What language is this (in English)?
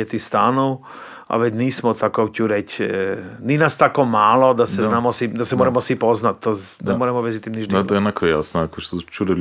Croatian